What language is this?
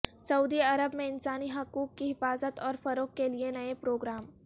Urdu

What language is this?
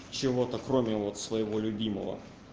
Russian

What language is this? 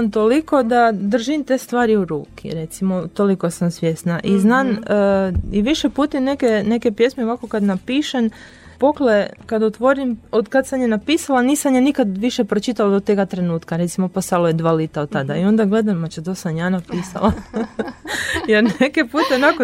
Croatian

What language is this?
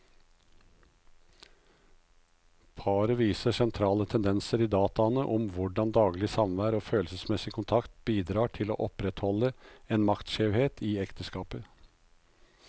Norwegian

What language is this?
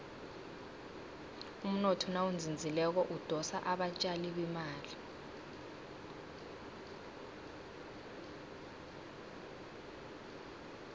South Ndebele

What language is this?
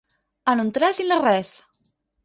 Catalan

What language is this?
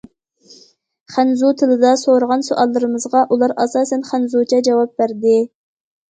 Uyghur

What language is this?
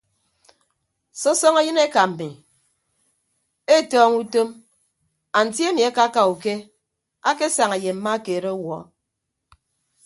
Ibibio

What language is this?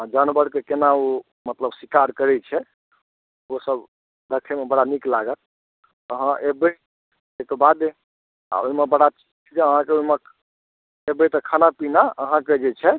Maithili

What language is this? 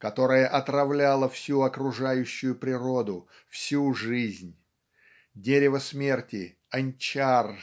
Russian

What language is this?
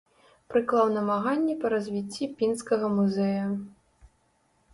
Belarusian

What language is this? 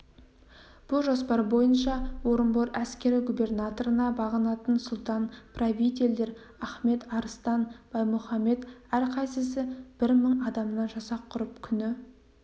Kazakh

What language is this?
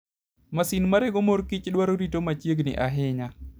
Luo (Kenya and Tanzania)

